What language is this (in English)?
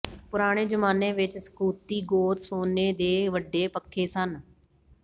Punjabi